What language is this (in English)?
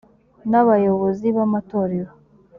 Kinyarwanda